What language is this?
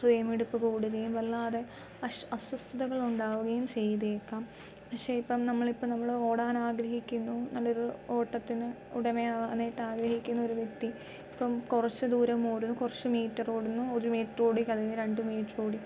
Malayalam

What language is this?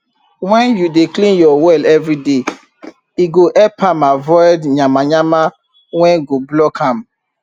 Nigerian Pidgin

